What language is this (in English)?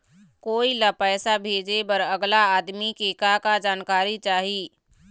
Chhattisgarhi